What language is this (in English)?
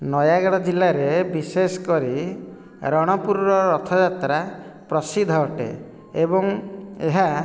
Odia